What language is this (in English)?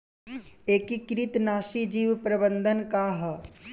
Bhojpuri